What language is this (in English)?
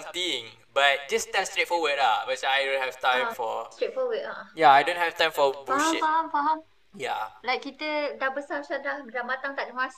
Malay